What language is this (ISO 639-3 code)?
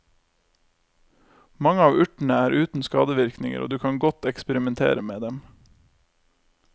nor